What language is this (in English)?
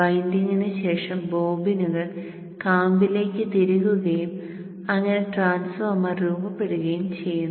Malayalam